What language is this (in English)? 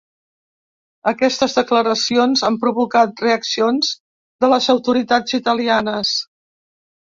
Catalan